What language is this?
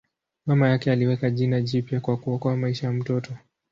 Swahili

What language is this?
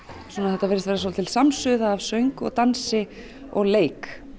Icelandic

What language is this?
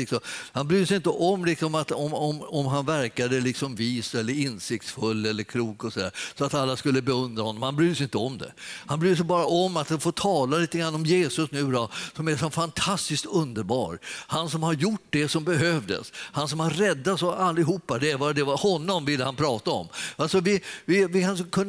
Swedish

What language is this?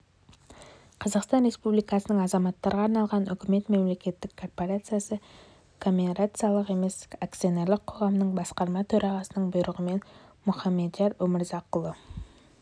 Kazakh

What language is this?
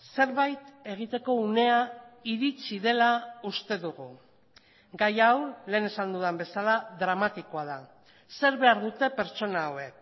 Basque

